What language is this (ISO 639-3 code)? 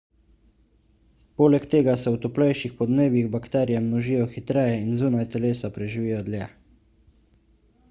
slv